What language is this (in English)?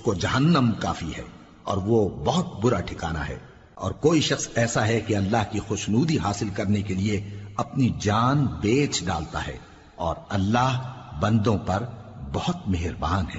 Urdu